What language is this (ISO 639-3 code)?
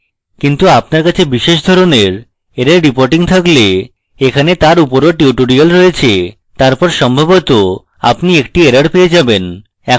ben